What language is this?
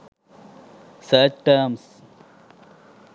Sinhala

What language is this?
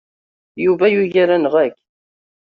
Kabyle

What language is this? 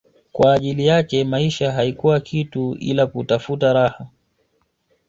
Swahili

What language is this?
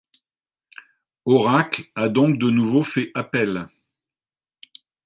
French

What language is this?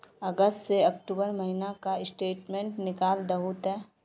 Magahi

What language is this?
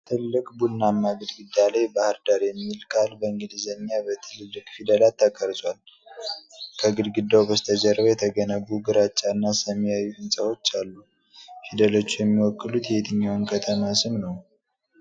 Amharic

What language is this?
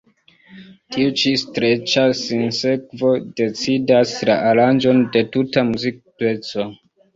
Esperanto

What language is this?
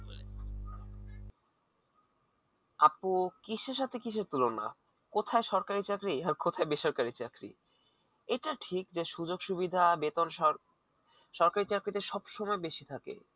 Bangla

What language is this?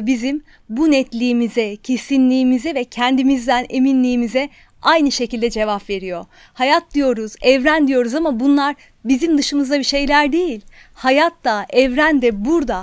Turkish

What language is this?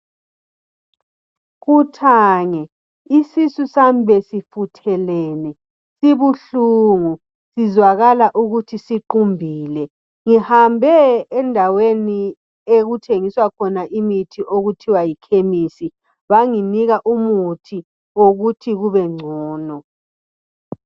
North Ndebele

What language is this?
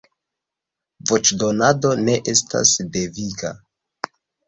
Esperanto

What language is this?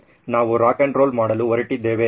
Kannada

